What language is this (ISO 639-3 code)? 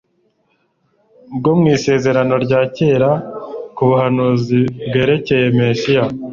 kin